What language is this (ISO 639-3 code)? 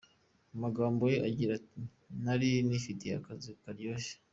kin